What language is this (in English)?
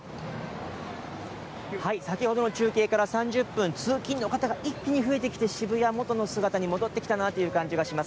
Japanese